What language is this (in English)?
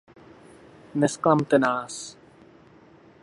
Czech